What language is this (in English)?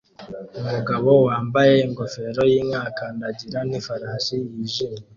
Kinyarwanda